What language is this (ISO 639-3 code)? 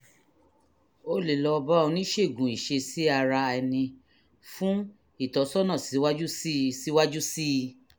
yor